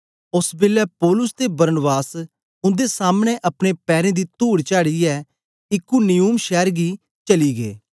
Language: Dogri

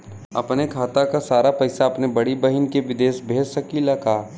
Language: Bhojpuri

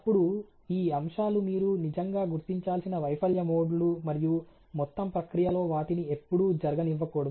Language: Telugu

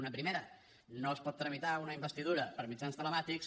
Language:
Catalan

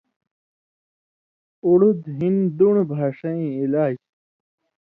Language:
Indus Kohistani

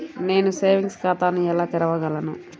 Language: Telugu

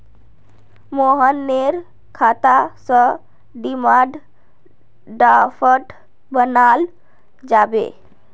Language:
Magahi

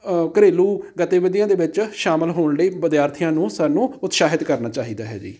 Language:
Punjabi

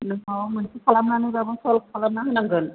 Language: Bodo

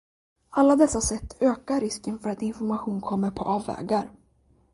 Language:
Swedish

